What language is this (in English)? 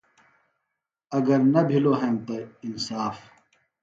Phalura